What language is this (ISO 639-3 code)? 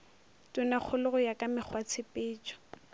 nso